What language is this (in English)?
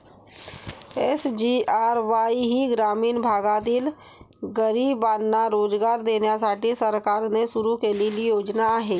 Marathi